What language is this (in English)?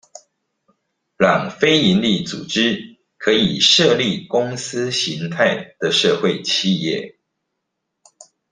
Chinese